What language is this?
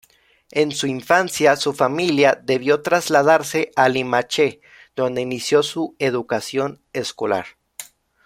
Spanish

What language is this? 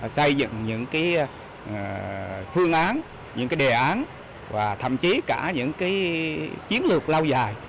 Vietnamese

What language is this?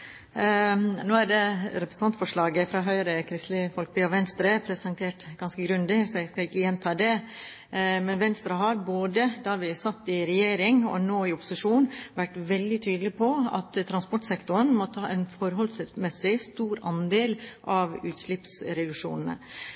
Norwegian Bokmål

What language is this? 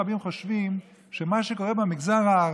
Hebrew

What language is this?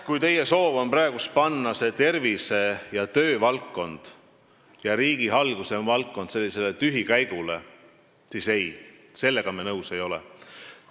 Estonian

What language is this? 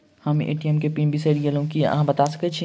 Maithili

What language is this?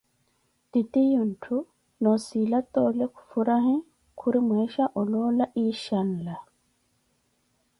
Koti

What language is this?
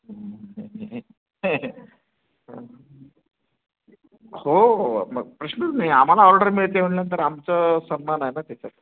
Marathi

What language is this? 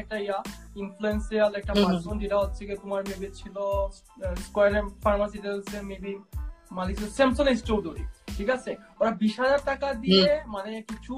Bangla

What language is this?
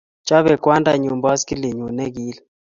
Kalenjin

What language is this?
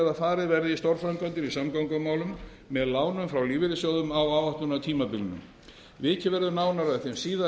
Icelandic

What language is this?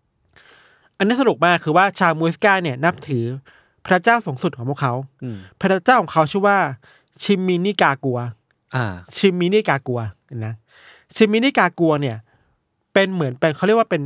Thai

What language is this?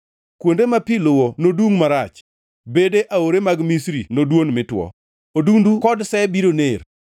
Luo (Kenya and Tanzania)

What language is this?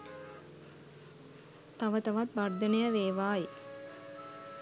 Sinhala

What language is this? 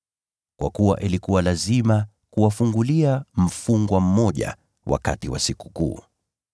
Swahili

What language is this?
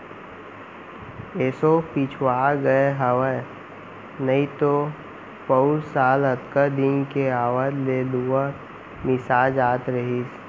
Chhattisgarhi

